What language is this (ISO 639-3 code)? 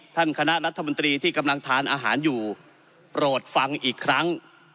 tha